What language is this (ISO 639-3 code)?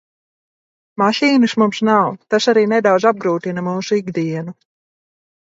lav